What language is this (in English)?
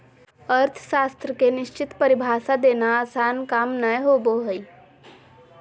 Magahi